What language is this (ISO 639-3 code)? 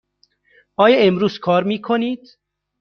fas